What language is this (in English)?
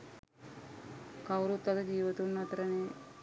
Sinhala